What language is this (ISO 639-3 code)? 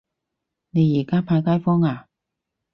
yue